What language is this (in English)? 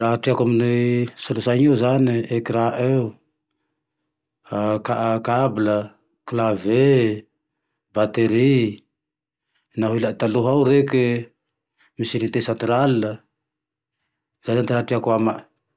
Tandroy-Mahafaly Malagasy